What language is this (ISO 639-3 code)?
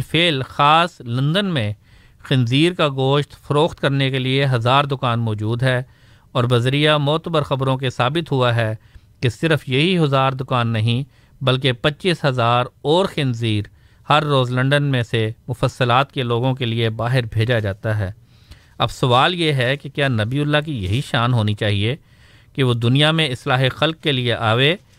urd